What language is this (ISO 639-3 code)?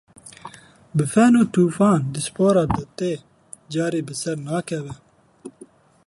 kur